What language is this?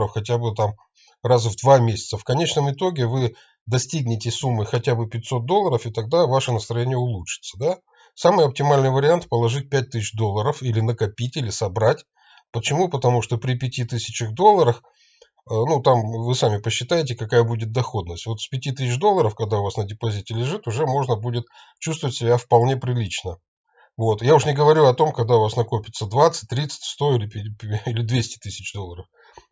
Russian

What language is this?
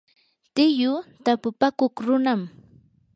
Yanahuanca Pasco Quechua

